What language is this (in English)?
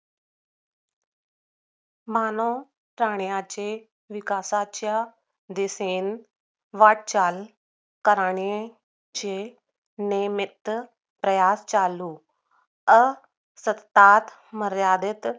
Marathi